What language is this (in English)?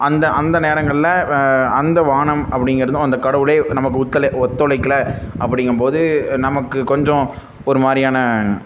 Tamil